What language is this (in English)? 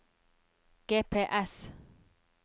Norwegian